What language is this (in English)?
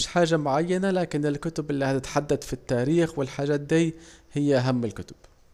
Saidi Arabic